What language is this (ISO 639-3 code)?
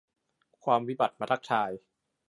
tha